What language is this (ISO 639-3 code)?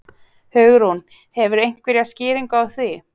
isl